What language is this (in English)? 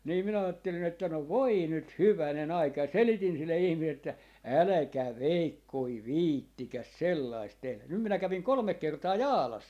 Finnish